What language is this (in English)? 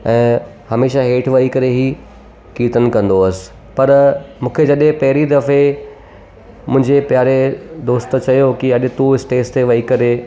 Sindhi